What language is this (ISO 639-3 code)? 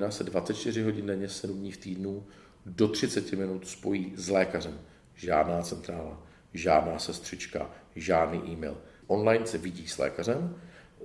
ces